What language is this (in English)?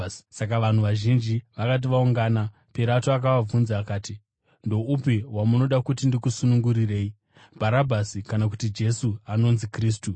Shona